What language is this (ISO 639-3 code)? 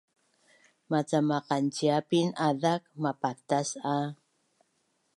bnn